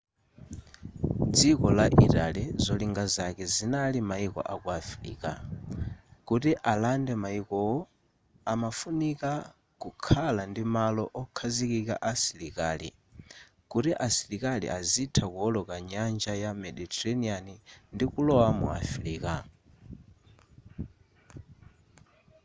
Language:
Nyanja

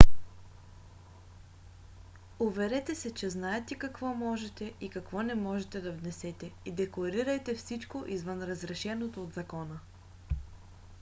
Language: Bulgarian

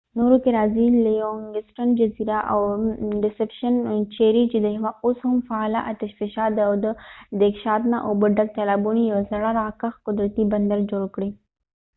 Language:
Pashto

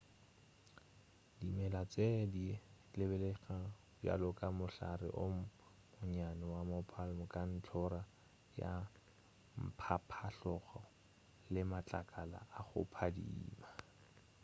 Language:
Northern Sotho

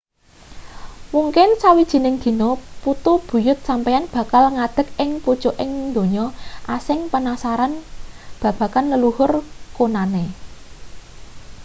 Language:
Javanese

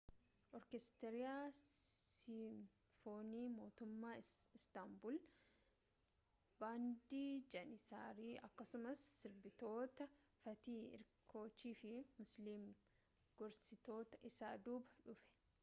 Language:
Oromo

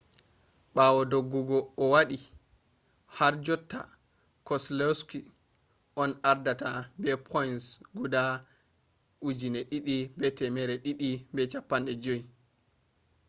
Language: Fula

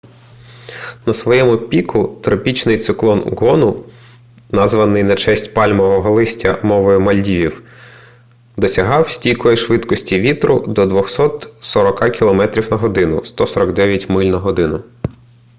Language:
Ukrainian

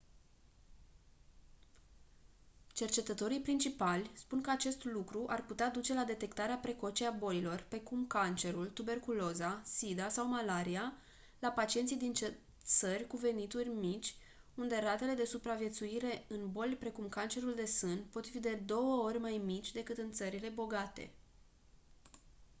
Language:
Romanian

